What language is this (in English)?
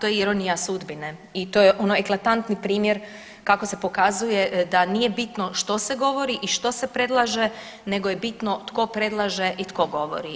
Croatian